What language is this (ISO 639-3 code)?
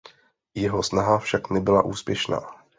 ces